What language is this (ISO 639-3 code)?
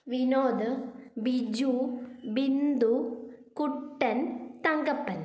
mal